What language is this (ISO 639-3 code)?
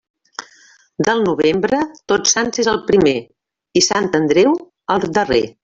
cat